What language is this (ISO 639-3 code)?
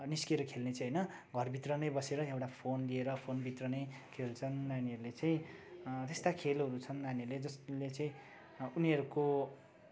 nep